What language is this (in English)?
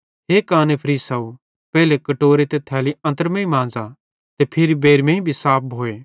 Bhadrawahi